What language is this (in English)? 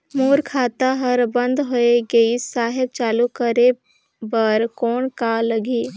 Chhattisgarhi